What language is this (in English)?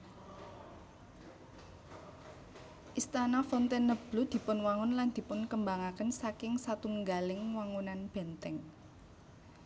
Javanese